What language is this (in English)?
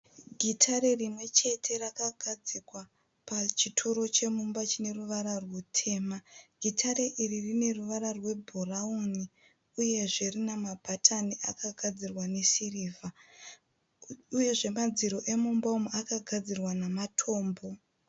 Shona